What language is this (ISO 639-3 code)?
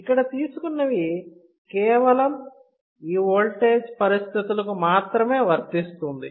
tel